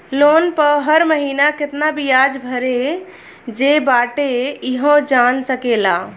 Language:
Bhojpuri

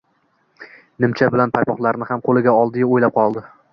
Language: Uzbek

